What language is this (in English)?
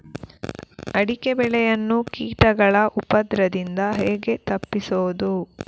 Kannada